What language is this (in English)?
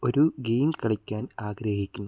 Malayalam